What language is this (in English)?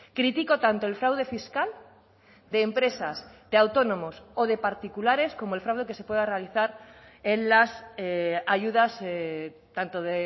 Spanish